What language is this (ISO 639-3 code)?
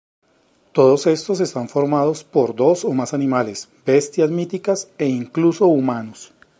spa